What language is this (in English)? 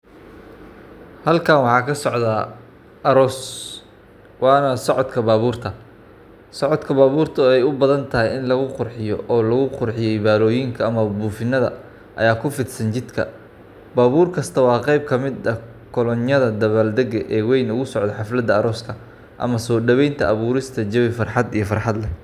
Somali